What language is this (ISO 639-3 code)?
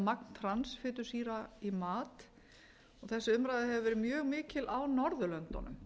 isl